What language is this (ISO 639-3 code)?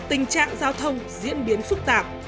vie